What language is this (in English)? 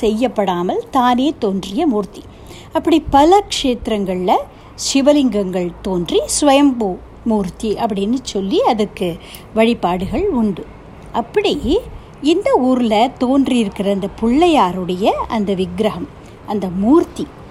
Tamil